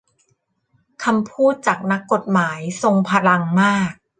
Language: Thai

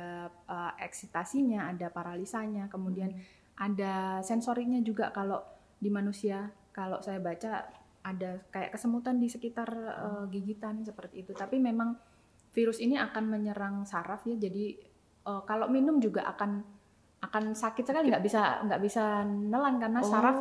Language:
Indonesian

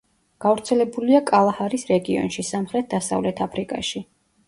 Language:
Georgian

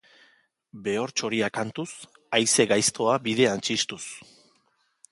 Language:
Basque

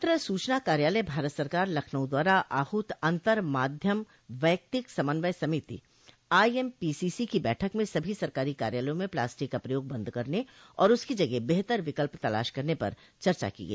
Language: Hindi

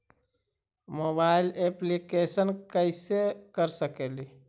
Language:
Magahi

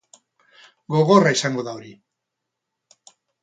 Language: Basque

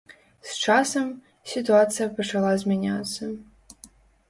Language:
Belarusian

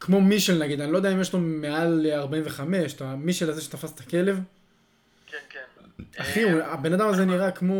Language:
Hebrew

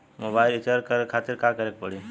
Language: Bhojpuri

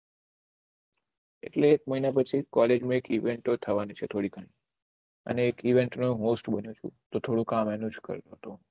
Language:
Gujarati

